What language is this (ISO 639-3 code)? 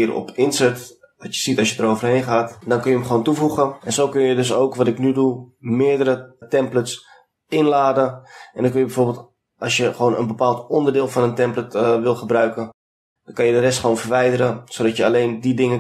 nld